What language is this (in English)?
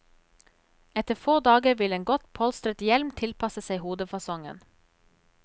Norwegian